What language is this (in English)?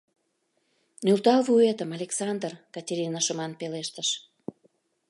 Mari